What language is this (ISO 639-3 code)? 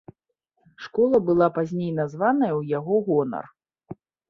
bel